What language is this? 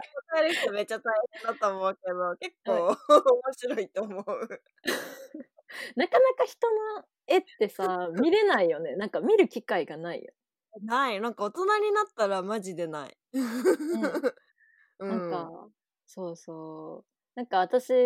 Japanese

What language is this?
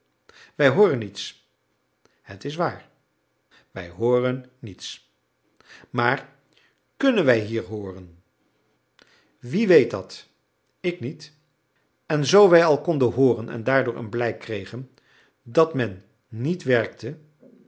Dutch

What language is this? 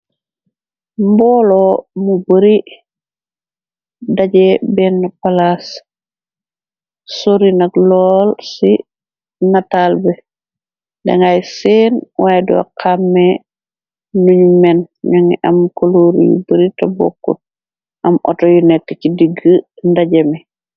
Wolof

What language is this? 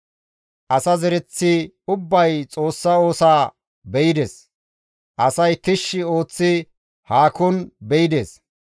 Gamo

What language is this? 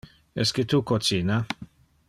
Interlingua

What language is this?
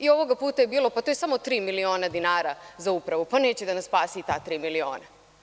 Serbian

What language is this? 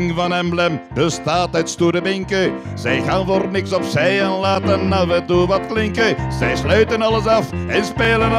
Dutch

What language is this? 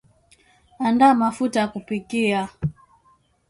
Swahili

